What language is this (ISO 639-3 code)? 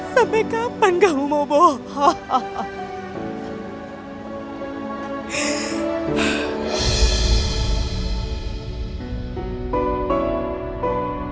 ind